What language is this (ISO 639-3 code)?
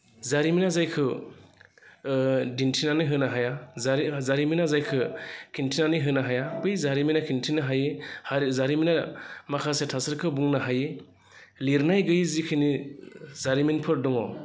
brx